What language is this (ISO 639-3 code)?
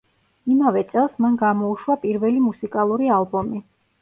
kat